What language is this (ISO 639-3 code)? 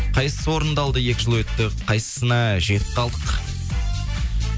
kaz